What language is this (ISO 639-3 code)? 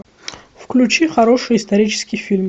rus